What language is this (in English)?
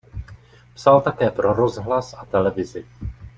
Czech